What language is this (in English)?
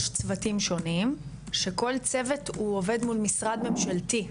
Hebrew